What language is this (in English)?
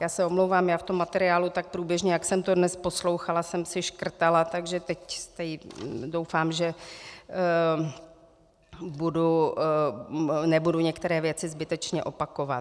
Czech